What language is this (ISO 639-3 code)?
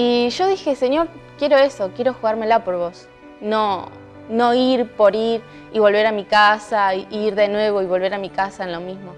spa